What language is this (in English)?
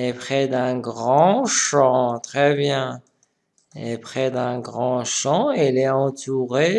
French